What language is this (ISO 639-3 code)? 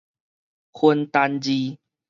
nan